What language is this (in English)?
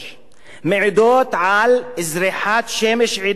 Hebrew